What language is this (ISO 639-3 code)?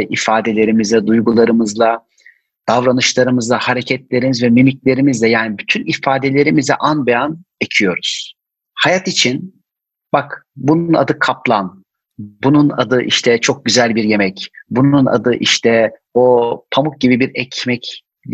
tur